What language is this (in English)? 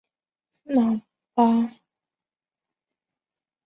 Chinese